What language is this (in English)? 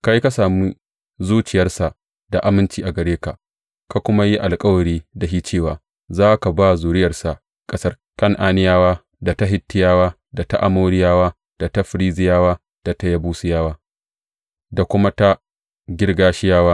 Hausa